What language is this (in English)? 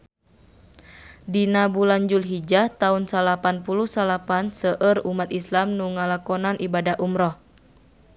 Sundanese